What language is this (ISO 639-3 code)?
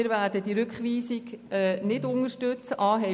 gsw